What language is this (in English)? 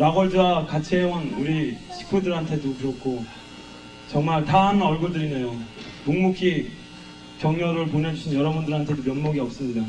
Korean